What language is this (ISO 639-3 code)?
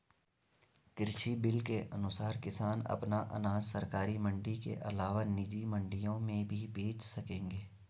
hin